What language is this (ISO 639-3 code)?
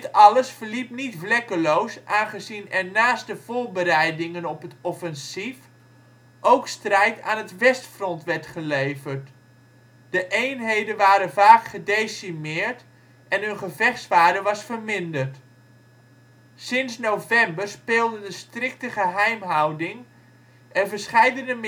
nld